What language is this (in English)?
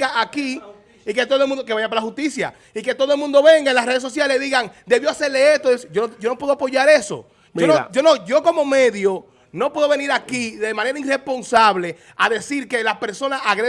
Spanish